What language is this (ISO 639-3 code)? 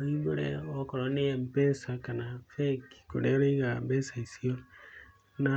kik